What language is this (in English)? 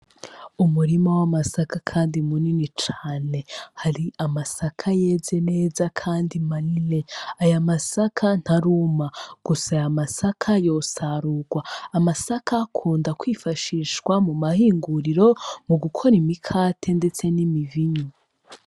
Rundi